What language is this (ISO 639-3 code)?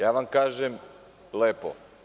srp